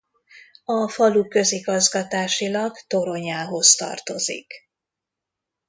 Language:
Hungarian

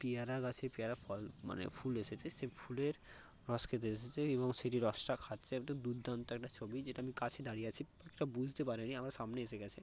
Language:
Bangla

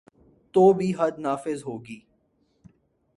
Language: Urdu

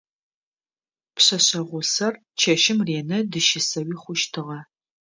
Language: Adyghe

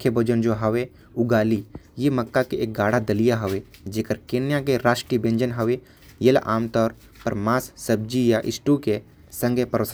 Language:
Korwa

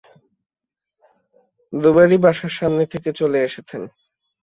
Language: Bangla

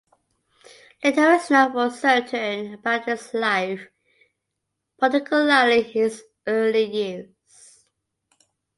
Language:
English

